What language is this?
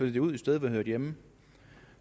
Danish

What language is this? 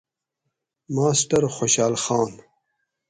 Gawri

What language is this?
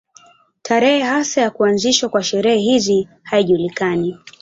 Swahili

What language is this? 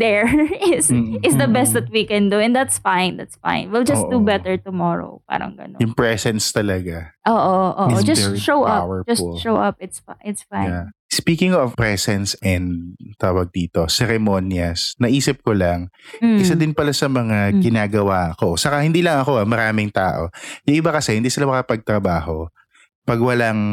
Filipino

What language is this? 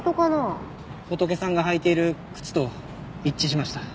Japanese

